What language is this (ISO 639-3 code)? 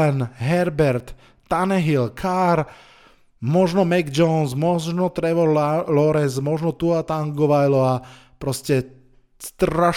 slk